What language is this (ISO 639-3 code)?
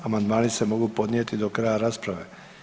hrv